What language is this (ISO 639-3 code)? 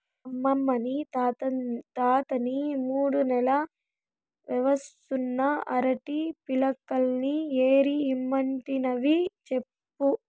tel